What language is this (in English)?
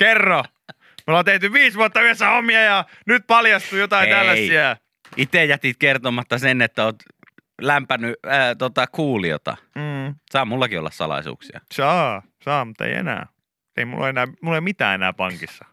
Finnish